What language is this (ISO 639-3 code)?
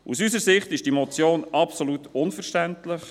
gsw